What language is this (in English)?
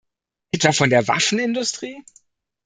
German